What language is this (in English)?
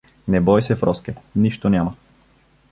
Bulgarian